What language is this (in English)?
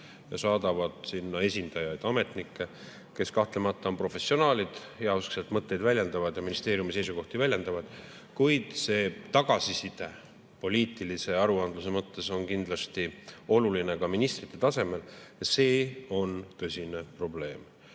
Estonian